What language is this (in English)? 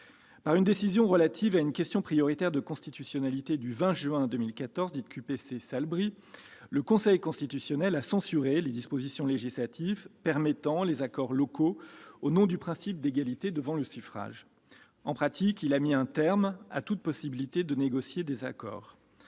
French